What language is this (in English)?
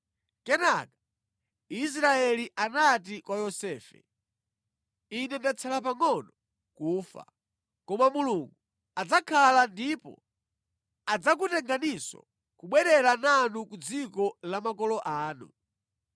Nyanja